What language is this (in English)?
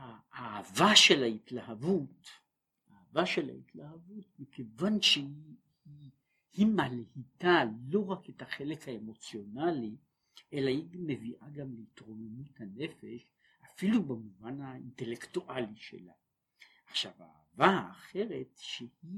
Hebrew